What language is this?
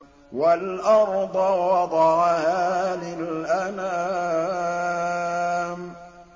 Arabic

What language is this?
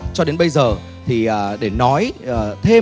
Vietnamese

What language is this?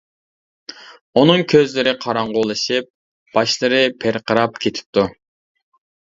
Uyghur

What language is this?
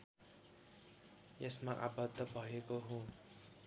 Nepali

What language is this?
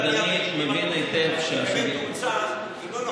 Hebrew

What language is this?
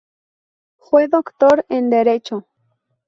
Spanish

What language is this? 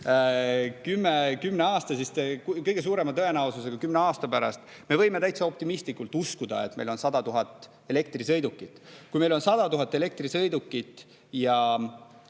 Estonian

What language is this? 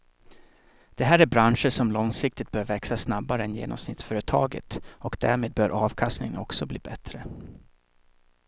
Swedish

